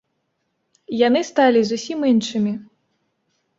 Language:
Belarusian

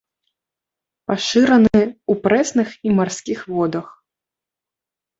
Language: Belarusian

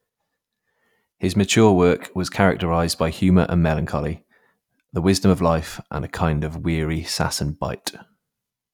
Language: English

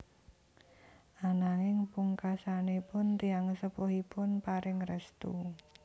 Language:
Javanese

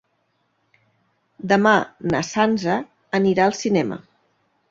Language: Catalan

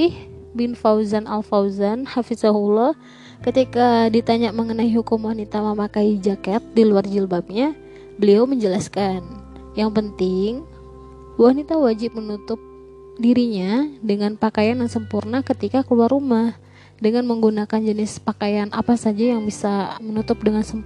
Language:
Indonesian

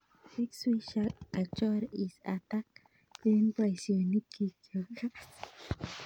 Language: Kalenjin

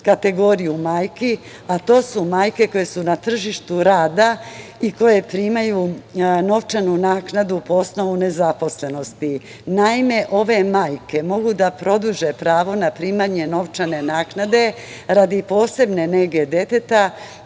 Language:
Serbian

